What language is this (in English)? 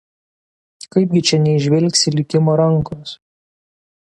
Lithuanian